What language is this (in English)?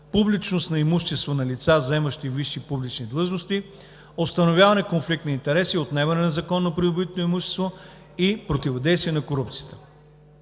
Bulgarian